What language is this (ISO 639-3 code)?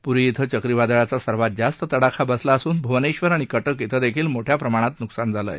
mar